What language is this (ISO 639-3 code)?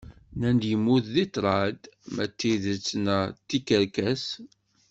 kab